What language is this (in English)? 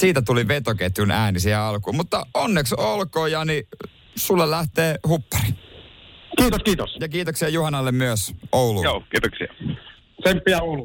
Finnish